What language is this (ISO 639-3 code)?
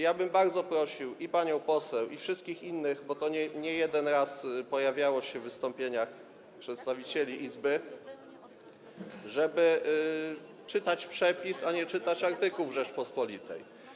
pol